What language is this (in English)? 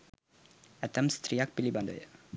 Sinhala